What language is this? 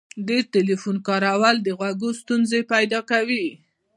Pashto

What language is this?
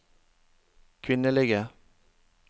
Norwegian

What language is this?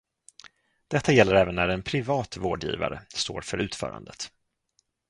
Swedish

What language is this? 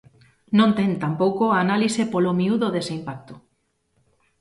Galician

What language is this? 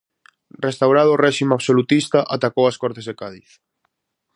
Galician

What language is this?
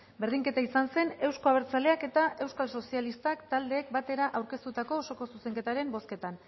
Basque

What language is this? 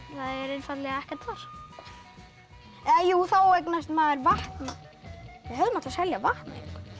Icelandic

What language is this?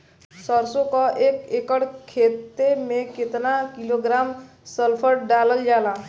Bhojpuri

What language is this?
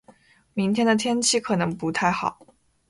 Chinese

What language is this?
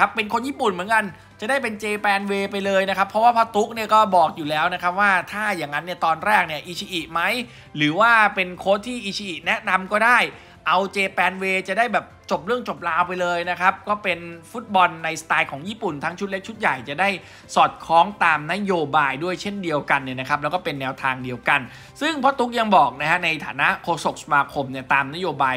Thai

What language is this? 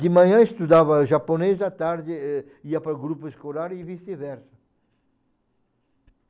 Portuguese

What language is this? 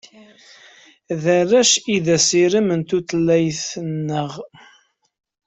Kabyle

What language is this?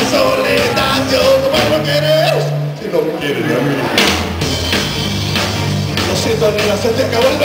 Bulgarian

